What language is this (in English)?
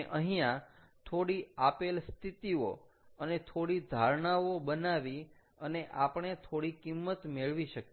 Gujarati